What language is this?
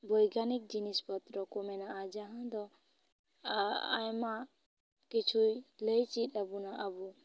Santali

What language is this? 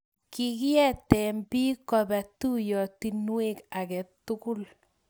Kalenjin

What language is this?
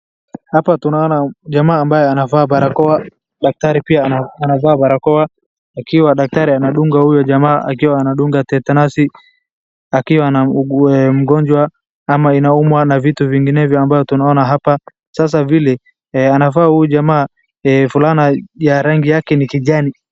Swahili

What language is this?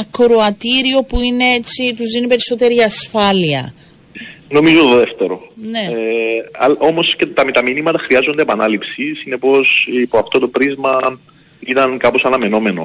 Greek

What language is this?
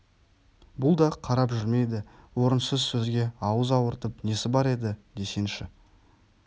Kazakh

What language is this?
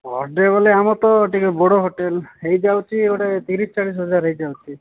Odia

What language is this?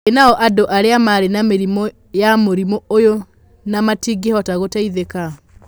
Kikuyu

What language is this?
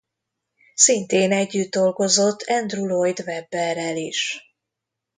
Hungarian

